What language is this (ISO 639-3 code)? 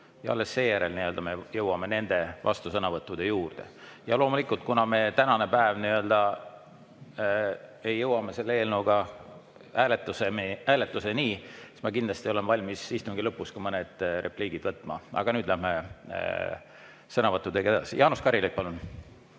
est